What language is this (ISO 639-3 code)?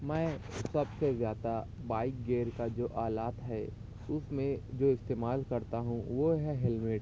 urd